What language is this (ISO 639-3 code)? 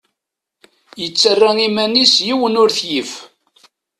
kab